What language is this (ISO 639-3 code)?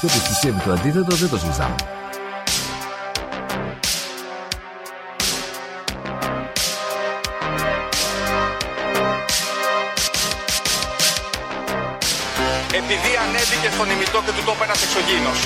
ell